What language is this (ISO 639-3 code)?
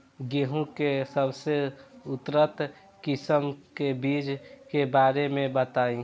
bho